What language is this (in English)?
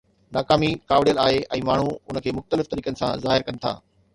Sindhi